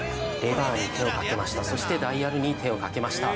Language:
Japanese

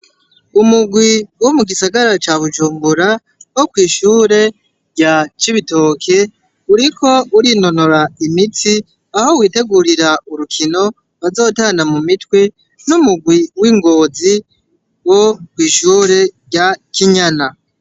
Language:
Rundi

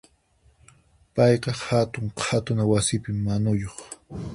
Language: Puno Quechua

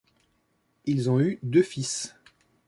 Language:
French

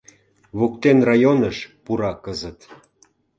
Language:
Mari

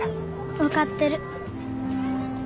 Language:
Japanese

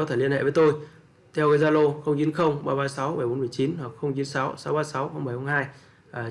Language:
Vietnamese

